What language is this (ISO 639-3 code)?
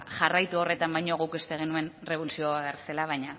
eus